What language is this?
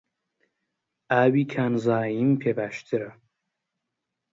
Central Kurdish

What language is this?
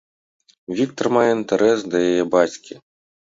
Belarusian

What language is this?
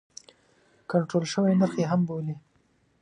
Pashto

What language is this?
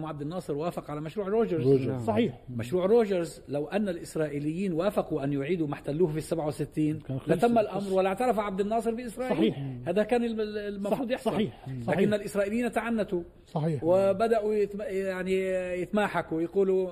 Arabic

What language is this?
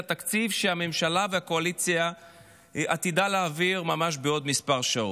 Hebrew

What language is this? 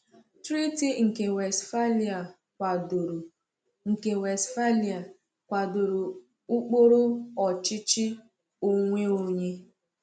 Igbo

